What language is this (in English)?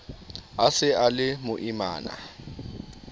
Southern Sotho